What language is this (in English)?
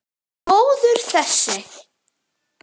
Icelandic